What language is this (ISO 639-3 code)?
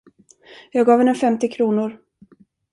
swe